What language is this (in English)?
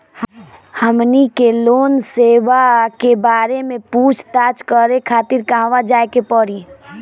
Bhojpuri